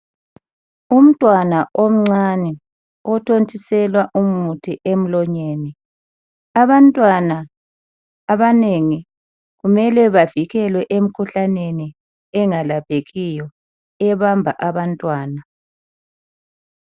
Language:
North Ndebele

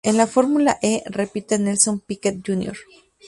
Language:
Spanish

